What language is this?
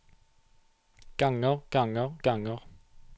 Norwegian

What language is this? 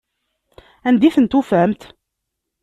Kabyle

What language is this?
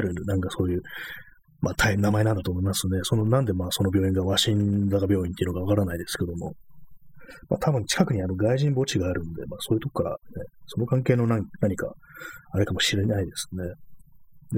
Japanese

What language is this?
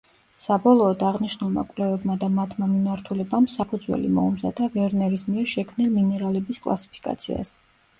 Georgian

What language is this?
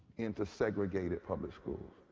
English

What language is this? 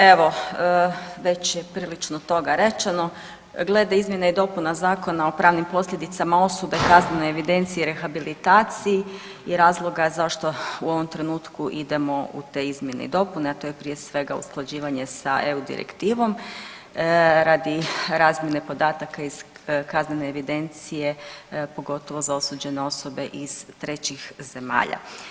Croatian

